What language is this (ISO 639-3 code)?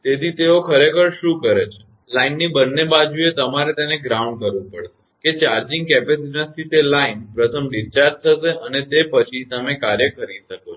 guj